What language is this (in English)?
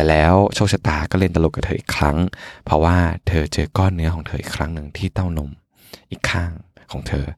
Thai